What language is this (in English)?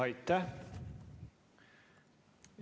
Estonian